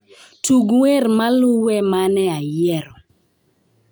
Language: Luo (Kenya and Tanzania)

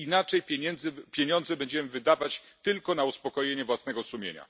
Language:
Polish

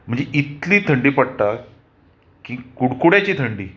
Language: Konkani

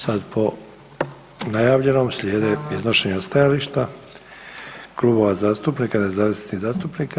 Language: Croatian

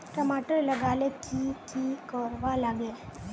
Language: Magahi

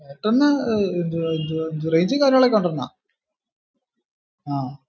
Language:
Malayalam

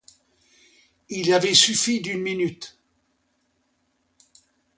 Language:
French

